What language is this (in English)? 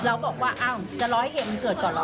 Thai